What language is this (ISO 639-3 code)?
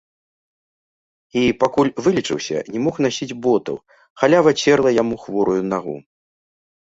bel